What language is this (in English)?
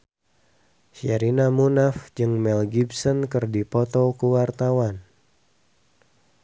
Sundanese